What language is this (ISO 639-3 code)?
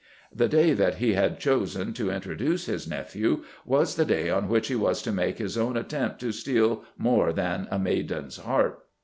eng